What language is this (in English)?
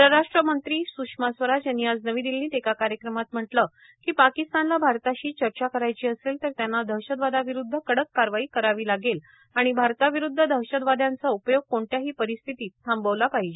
Marathi